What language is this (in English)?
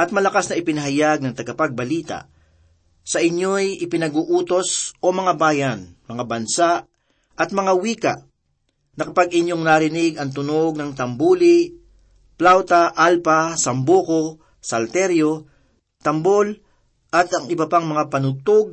Filipino